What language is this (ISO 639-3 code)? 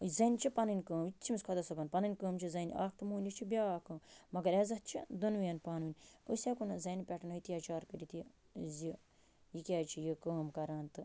kas